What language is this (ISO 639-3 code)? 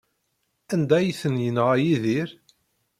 kab